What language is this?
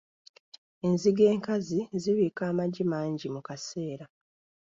Ganda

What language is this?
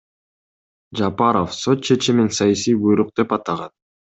Kyrgyz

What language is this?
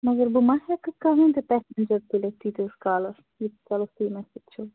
Kashmiri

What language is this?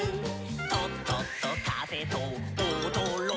Japanese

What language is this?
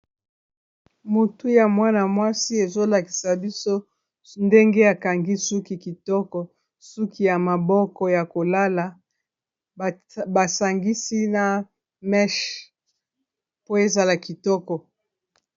Lingala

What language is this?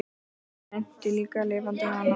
Icelandic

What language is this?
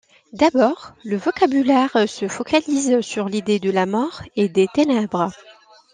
French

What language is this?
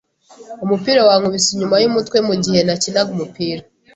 Kinyarwanda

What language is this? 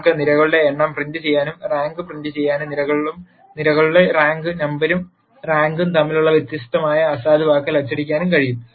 Malayalam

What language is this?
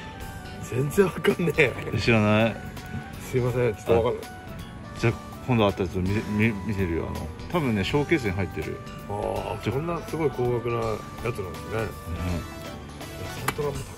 Japanese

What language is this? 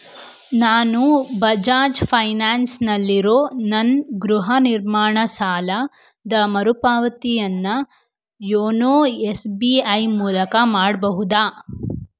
Kannada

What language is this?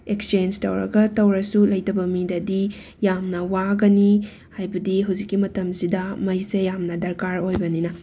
Manipuri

